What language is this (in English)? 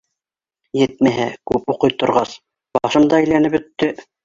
Bashkir